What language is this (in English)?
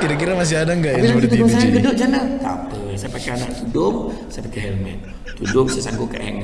Malay